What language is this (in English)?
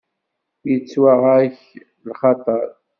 Kabyle